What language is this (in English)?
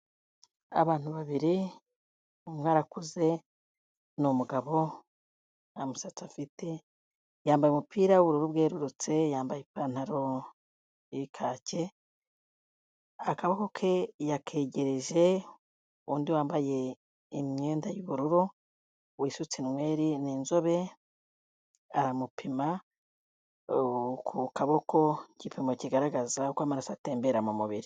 Kinyarwanda